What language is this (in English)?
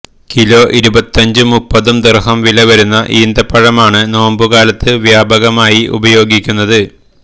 Malayalam